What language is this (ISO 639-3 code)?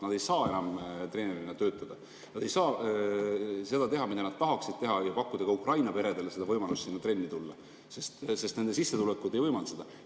est